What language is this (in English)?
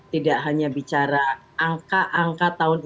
Indonesian